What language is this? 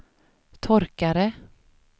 Swedish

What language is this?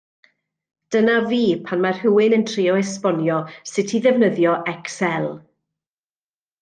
Welsh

